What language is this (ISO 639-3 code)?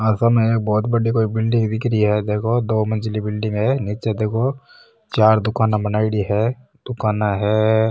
mwr